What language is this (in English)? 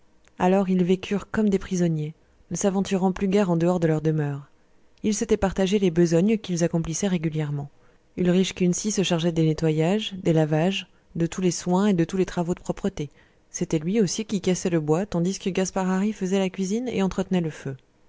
French